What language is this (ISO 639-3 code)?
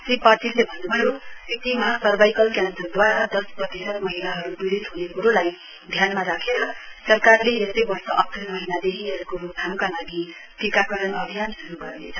nep